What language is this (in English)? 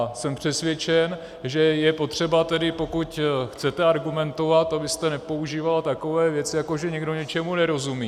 Czech